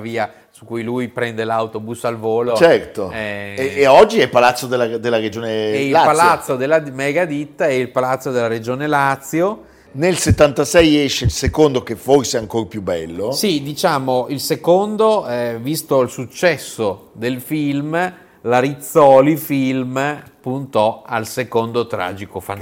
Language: Italian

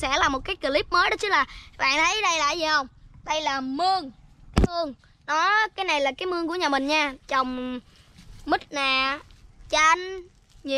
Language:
Vietnamese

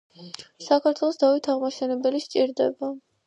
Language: Georgian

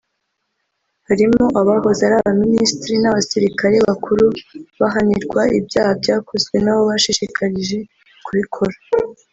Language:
Kinyarwanda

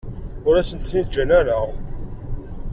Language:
Kabyle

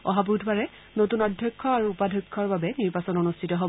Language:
Assamese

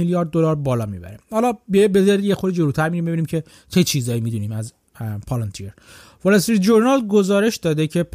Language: Persian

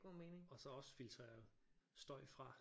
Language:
Danish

